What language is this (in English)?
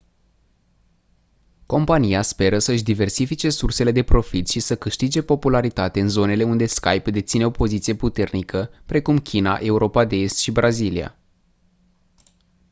Romanian